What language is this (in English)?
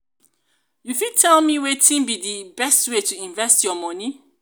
Nigerian Pidgin